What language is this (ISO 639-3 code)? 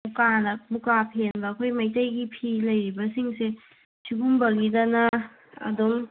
mni